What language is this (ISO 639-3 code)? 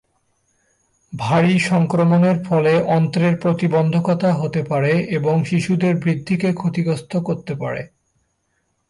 ben